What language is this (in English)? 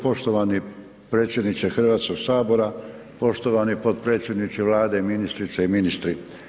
Croatian